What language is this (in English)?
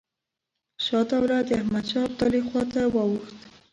Pashto